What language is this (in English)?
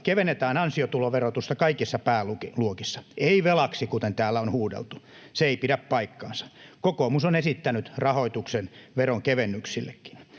Finnish